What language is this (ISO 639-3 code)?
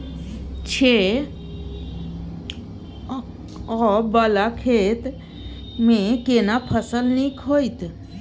mai